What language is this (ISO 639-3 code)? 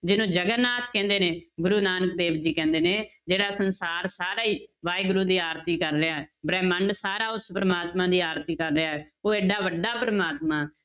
pan